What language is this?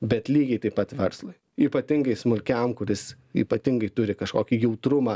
Lithuanian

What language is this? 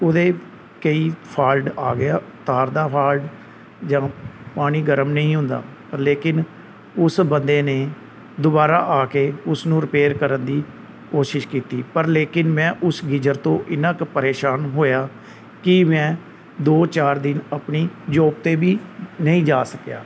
Punjabi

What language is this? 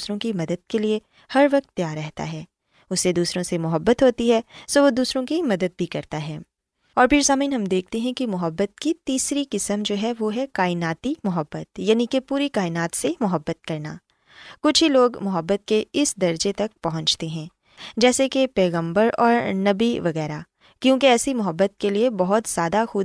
Urdu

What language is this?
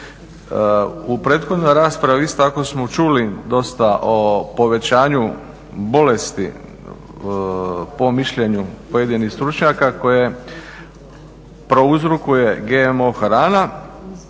Croatian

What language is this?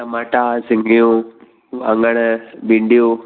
Sindhi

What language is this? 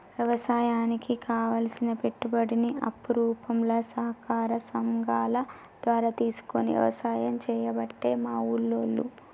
Telugu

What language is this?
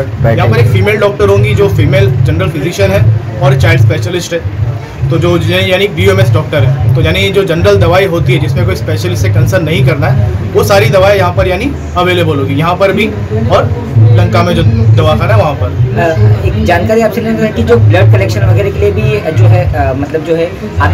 Hindi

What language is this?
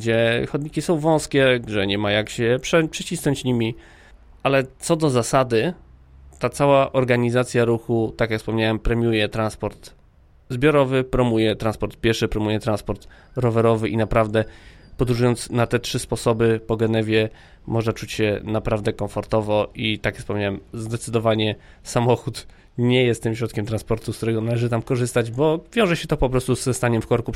Polish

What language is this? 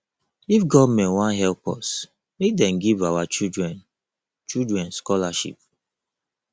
Nigerian Pidgin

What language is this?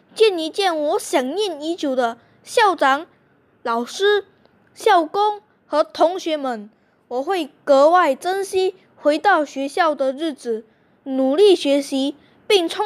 Chinese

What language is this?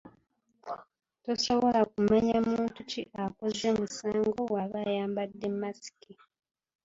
Ganda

